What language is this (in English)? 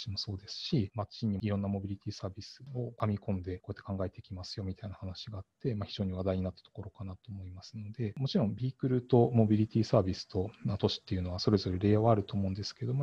Japanese